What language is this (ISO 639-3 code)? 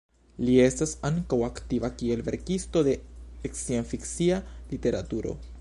epo